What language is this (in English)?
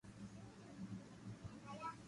Loarki